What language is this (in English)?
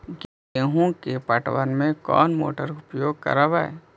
Magahi